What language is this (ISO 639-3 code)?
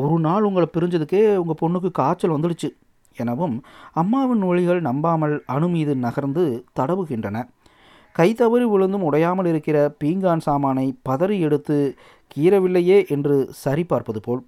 tam